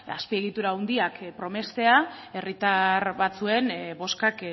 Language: Basque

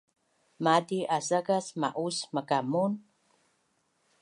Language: Bunun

